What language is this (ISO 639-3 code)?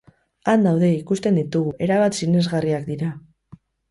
eus